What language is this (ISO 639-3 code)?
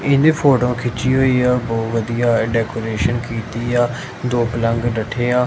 pan